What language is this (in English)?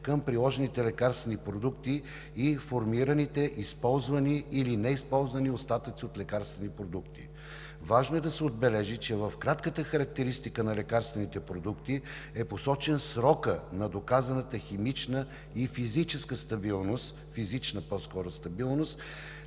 Bulgarian